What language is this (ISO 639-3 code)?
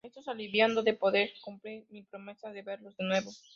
spa